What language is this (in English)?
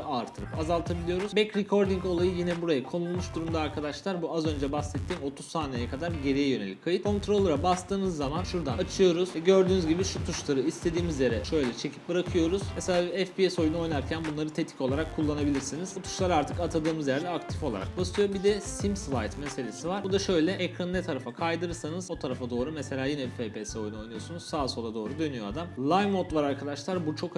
Turkish